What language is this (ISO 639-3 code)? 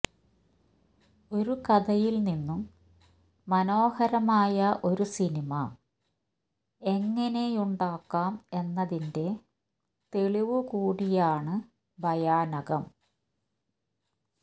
mal